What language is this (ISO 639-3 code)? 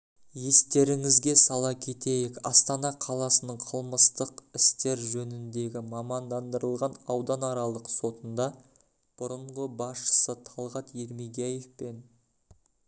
kaz